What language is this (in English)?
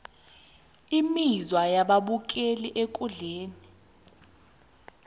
South Ndebele